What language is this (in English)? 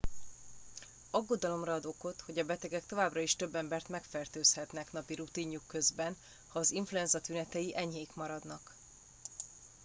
Hungarian